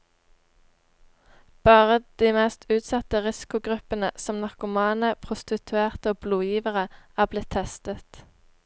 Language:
Norwegian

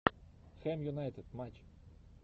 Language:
Russian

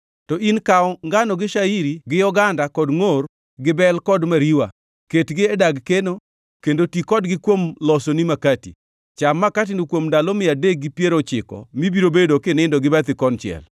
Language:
Luo (Kenya and Tanzania)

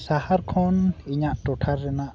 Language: Santali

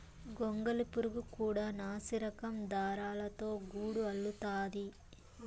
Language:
Telugu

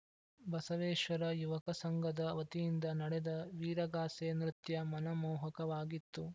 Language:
Kannada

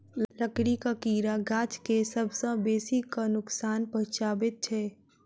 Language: Maithili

